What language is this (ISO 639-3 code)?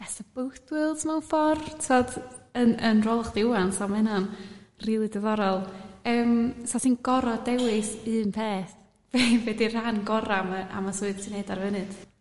cym